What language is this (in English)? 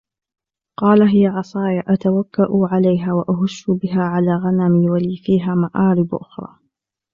Arabic